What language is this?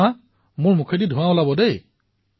Assamese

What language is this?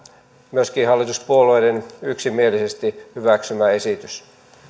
Finnish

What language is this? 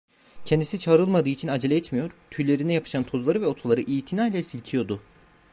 Turkish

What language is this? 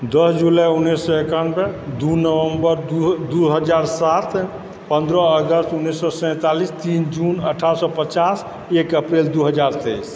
Maithili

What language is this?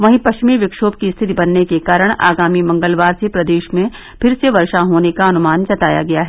Hindi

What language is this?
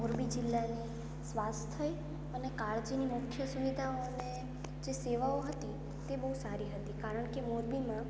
Gujarati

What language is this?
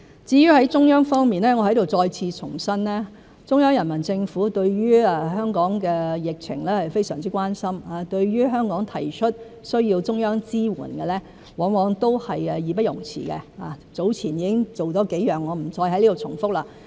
Cantonese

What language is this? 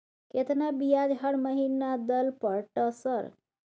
Maithili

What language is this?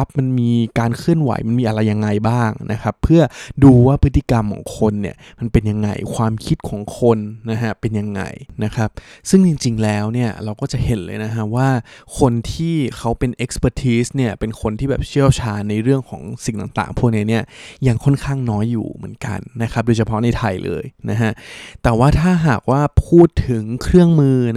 Thai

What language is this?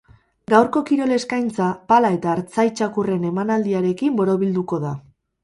Basque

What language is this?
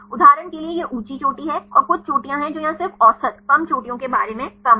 Hindi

